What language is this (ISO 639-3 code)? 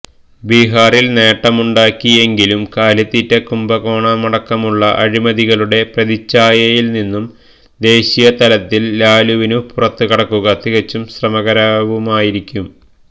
mal